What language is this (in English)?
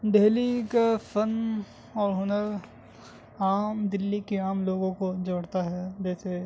Urdu